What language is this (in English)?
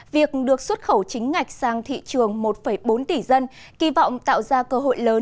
Vietnamese